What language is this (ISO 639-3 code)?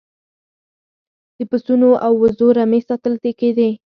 pus